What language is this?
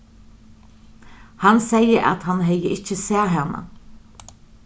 Faroese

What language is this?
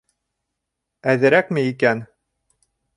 Bashkir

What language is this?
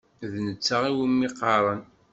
Kabyle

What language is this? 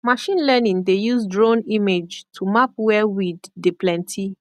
Nigerian Pidgin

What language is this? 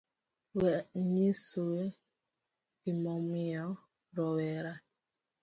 Luo (Kenya and Tanzania)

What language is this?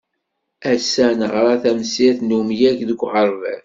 Kabyle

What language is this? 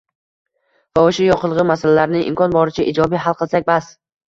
Uzbek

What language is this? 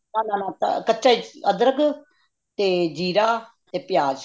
Punjabi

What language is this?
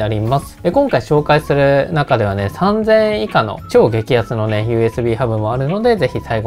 Japanese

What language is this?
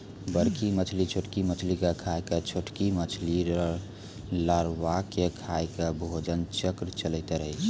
Maithili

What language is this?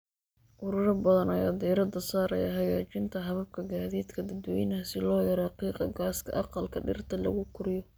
Somali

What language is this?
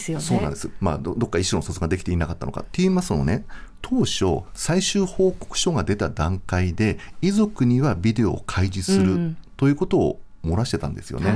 Japanese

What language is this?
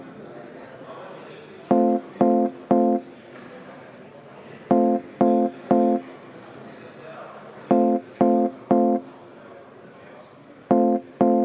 Estonian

